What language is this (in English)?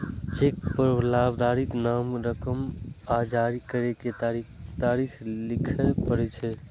Maithili